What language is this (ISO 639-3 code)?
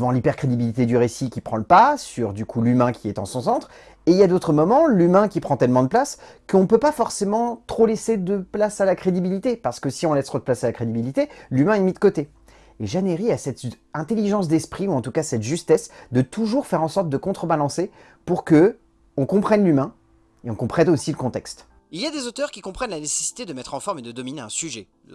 fra